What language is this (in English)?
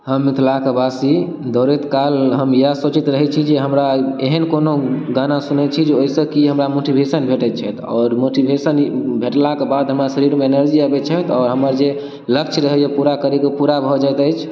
Maithili